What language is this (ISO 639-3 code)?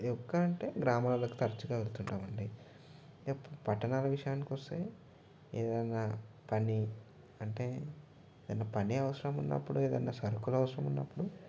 tel